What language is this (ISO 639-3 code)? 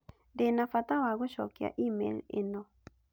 kik